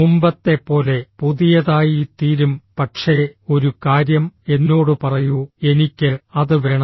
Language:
Malayalam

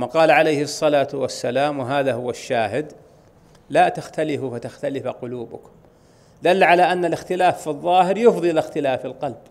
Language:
Arabic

